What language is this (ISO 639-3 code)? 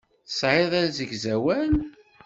kab